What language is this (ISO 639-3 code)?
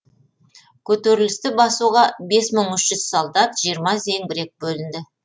kaz